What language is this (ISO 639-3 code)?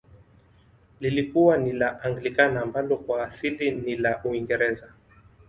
swa